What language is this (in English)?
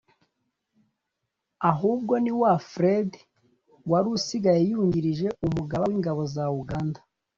Kinyarwanda